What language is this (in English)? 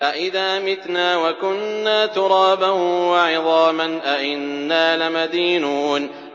Arabic